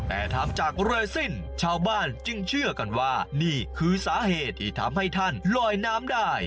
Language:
Thai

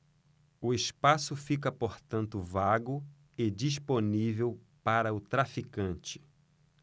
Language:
Portuguese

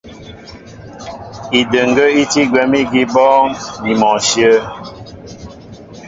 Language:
Mbo (Cameroon)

